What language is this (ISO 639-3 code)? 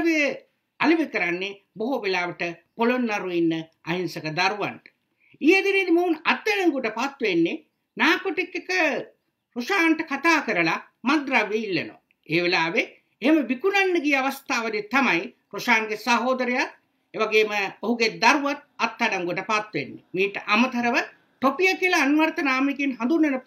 tha